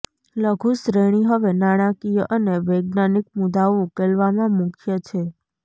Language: Gujarati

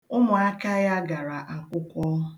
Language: Igbo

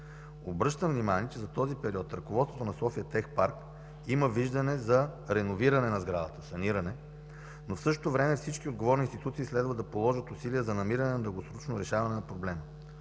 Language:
Bulgarian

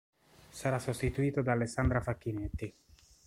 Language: Italian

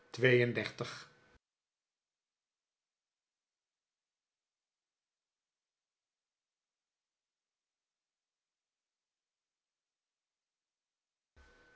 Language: Dutch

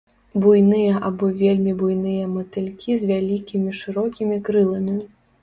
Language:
Belarusian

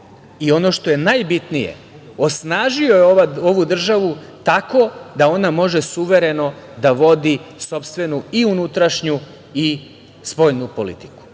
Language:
Serbian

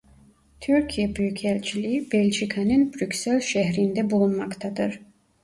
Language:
Turkish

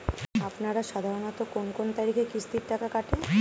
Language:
Bangla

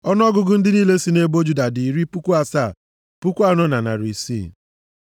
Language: Igbo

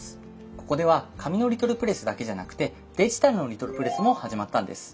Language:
Japanese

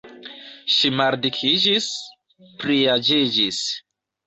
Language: Esperanto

